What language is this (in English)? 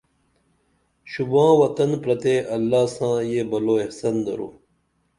Dameli